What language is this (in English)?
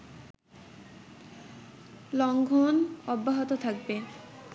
Bangla